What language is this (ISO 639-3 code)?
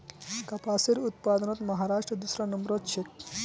mag